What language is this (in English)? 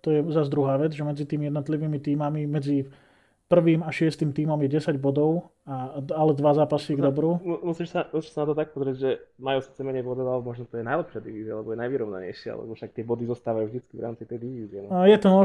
Slovak